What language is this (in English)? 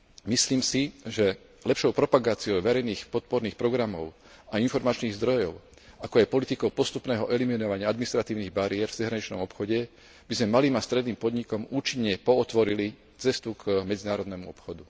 Slovak